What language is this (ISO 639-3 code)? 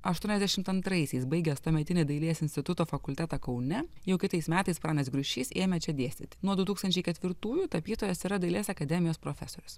lit